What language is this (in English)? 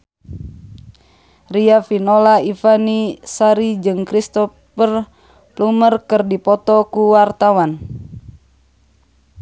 Sundanese